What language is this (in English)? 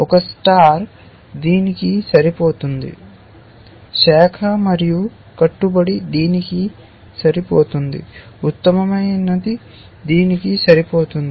Telugu